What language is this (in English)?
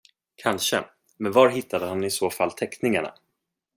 Swedish